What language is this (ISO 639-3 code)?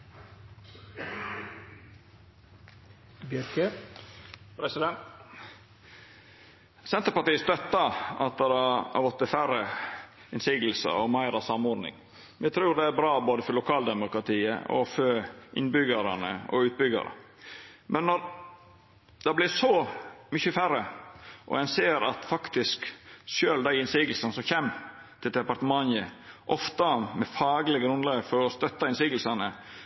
nno